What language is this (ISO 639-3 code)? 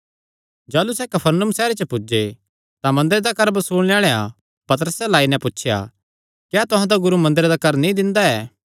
xnr